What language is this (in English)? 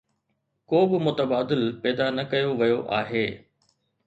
Sindhi